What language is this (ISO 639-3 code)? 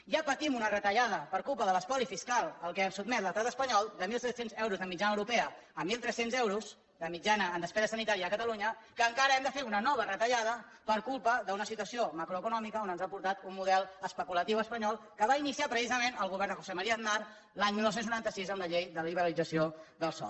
cat